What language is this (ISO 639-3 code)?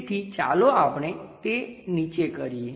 guj